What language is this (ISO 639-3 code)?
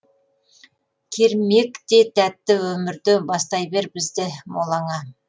kaz